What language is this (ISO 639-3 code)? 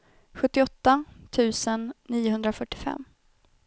swe